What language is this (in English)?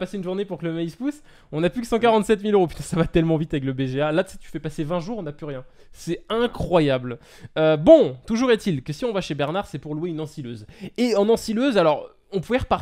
French